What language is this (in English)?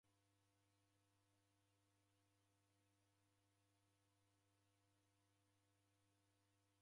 Taita